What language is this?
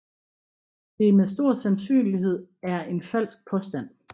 Danish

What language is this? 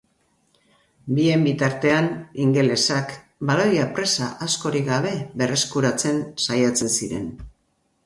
Basque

